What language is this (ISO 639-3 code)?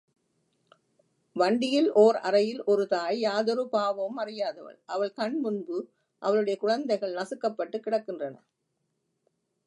tam